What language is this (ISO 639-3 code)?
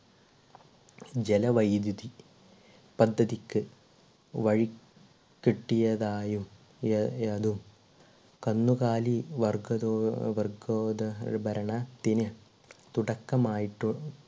mal